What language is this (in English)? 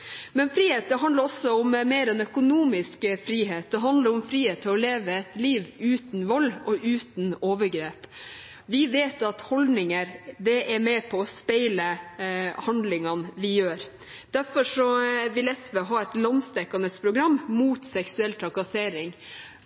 Norwegian Bokmål